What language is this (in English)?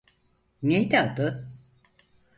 Turkish